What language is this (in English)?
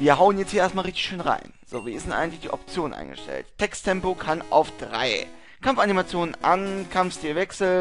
German